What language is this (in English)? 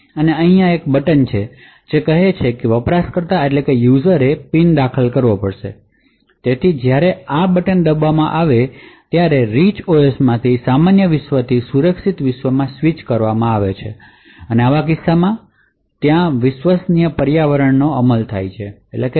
Gujarati